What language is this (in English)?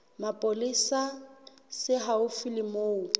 Southern Sotho